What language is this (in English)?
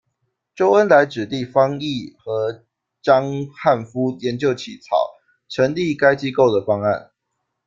Chinese